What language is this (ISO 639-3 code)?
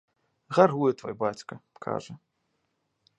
bel